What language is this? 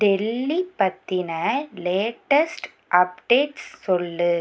Tamil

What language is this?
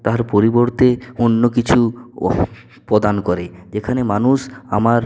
Bangla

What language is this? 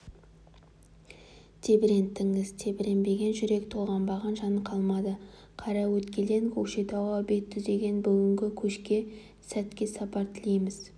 Kazakh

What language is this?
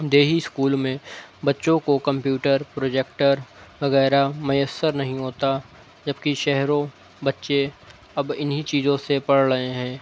Urdu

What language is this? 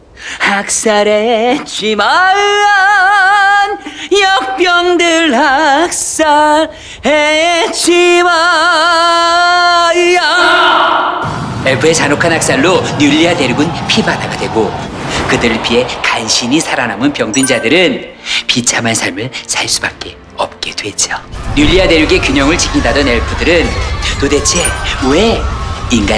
Korean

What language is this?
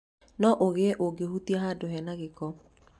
Kikuyu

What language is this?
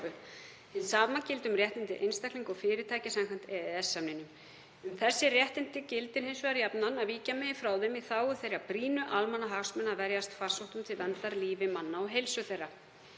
Icelandic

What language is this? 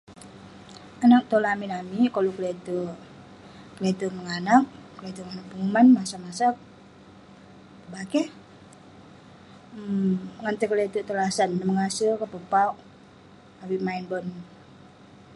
Western Penan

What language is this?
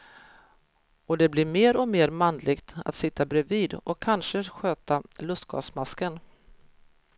Swedish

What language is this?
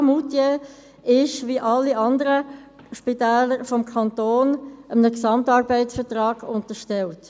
Swiss German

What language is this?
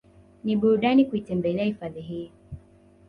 Swahili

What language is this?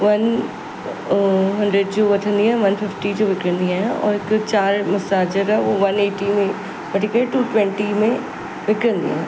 Sindhi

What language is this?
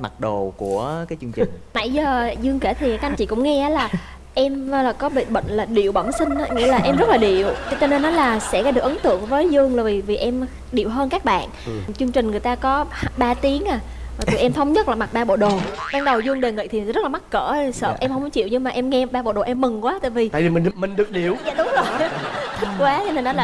Vietnamese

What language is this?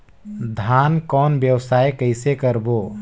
Chhattisgarhi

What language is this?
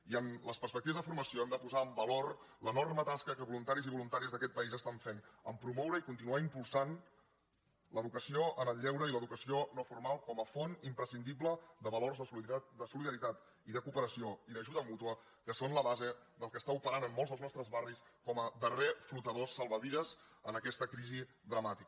Catalan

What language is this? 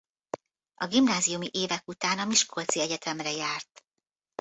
Hungarian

